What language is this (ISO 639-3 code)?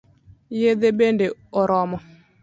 luo